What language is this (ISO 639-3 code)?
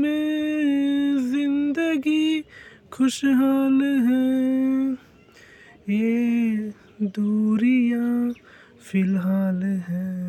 ben